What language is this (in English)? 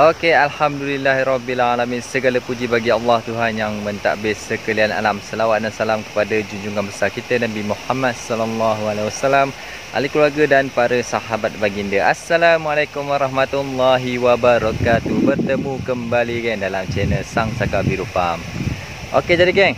Malay